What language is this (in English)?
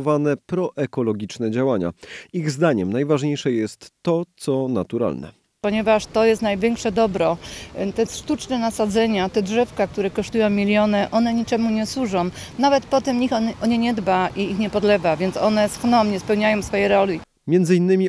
Polish